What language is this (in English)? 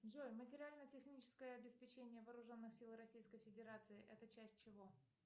Russian